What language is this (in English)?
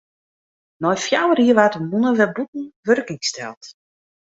Western Frisian